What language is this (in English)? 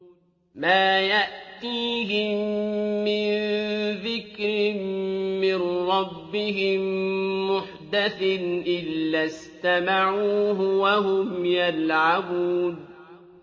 Arabic